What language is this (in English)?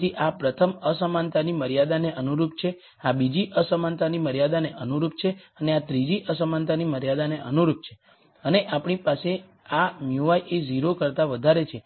Gujarati